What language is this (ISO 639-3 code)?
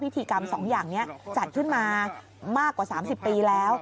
tha